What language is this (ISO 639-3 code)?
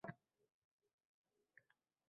uzb